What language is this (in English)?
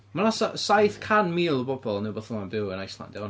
Welsh